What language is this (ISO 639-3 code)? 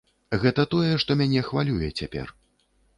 bel